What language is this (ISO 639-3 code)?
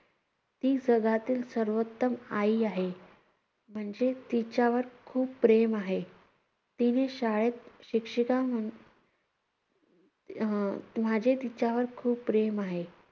mar